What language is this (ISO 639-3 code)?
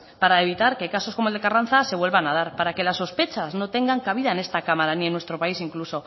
spa